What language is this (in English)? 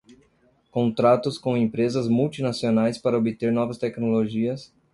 Portuguese